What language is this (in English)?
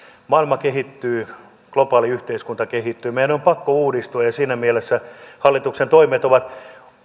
Finnish